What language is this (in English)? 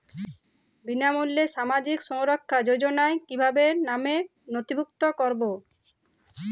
Bangla